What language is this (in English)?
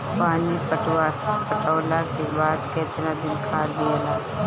Bhojpuri